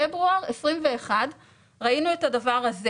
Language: Hebrew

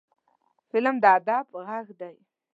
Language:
Pashto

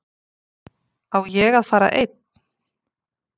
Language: Icelandic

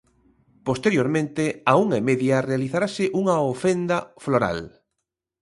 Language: Galician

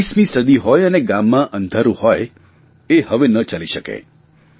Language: Gujarati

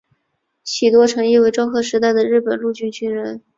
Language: Chinese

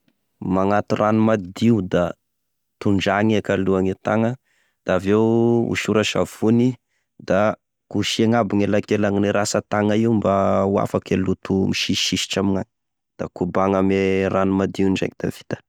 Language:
Tesaka Malagasy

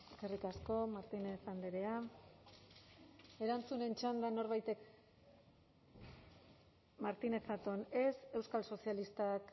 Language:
Basque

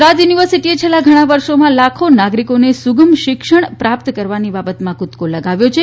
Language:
Gujarati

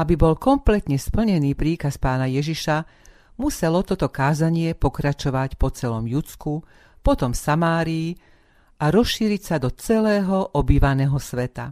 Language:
Slovak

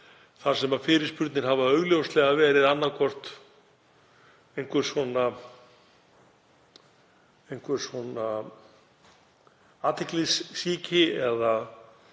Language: Icelandic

